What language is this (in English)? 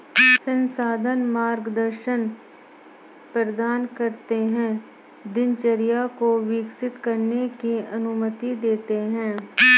Hindi